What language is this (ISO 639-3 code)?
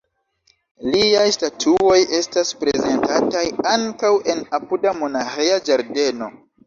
epo